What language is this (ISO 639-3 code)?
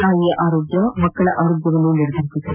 kan